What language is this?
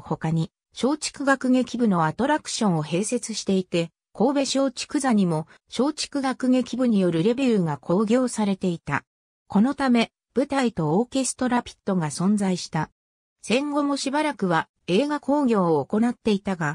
Japanese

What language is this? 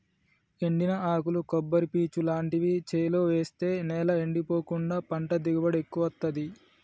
Telugu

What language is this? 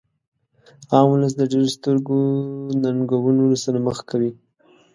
Pashto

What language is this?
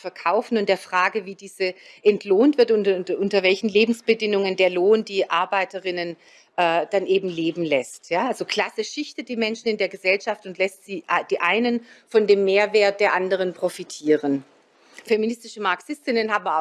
German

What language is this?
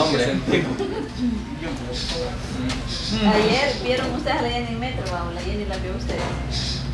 Spanish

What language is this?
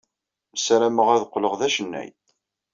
Kabyle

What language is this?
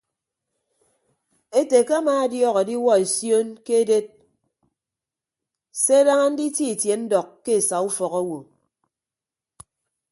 Ibibio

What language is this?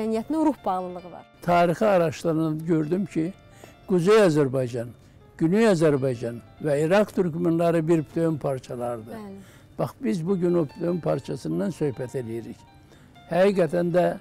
Turkish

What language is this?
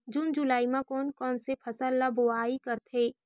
Chhattisgarhi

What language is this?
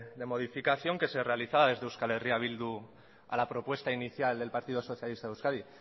Spanish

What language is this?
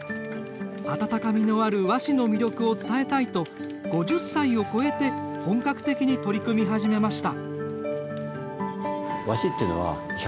Japanese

